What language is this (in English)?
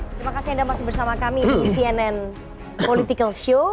Indonesian